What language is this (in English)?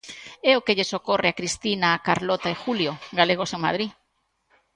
Galician